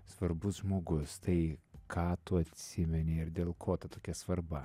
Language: Lithuanian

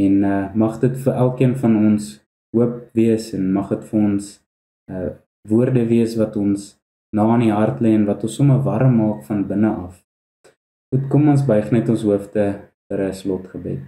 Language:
Dutch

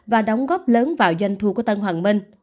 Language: Vietnamese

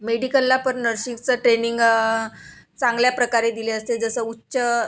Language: Marathi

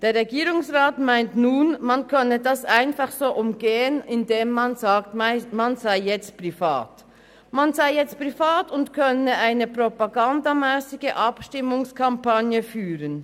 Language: Swiss German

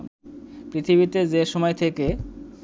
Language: Bangla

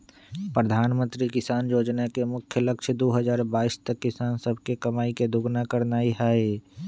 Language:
Magahi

